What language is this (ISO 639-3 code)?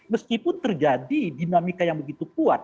ind